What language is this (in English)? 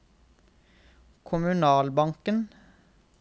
Norwegian